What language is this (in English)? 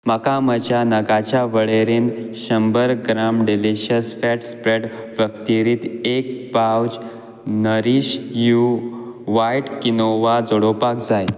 Konkani